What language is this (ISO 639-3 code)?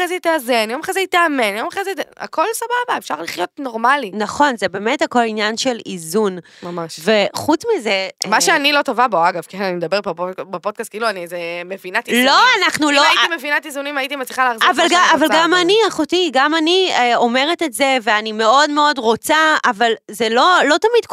heb